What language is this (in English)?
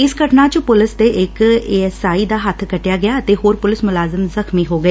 Punjabi